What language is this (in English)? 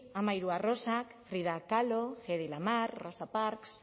Basque